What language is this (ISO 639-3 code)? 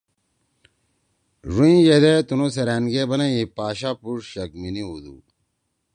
trw